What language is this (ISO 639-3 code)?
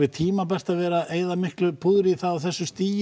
isl